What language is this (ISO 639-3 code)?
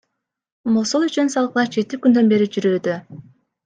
kir